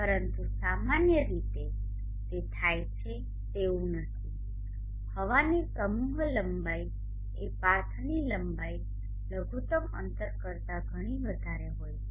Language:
Gujarati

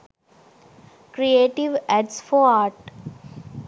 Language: Sinhala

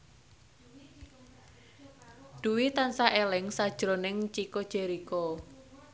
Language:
Javanese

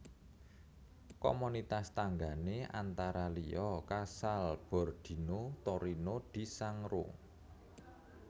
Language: Javanese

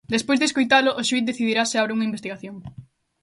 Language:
Galician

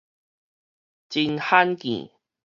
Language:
Min Nan Chinese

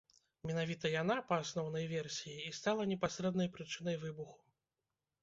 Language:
Belarusian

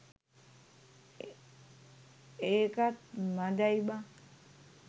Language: Sinhala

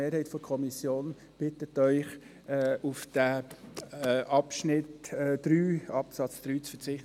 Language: Swiss German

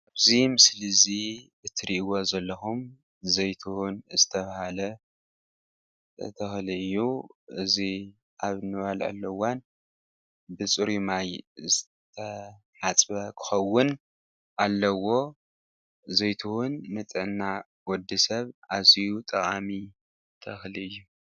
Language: Tigrinya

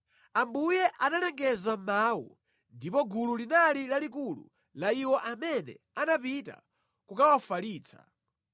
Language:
Nyanja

